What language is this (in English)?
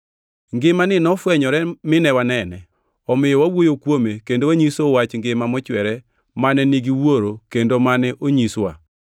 Luo (Kenya and Tanzania)